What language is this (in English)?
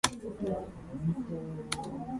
Japanese